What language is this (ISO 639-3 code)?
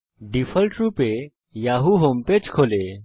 ben